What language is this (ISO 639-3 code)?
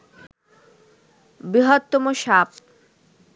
ben